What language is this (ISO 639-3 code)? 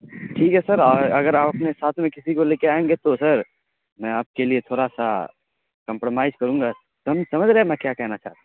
urd